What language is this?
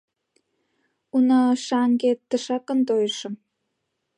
Mari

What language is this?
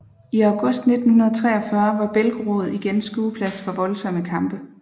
Danish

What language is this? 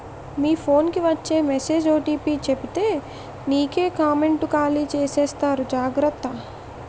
Telugu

